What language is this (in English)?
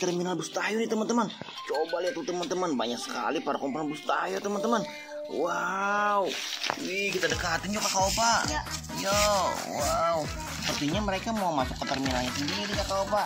Indonesian